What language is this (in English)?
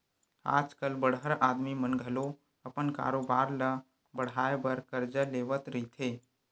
Chhattisgarhi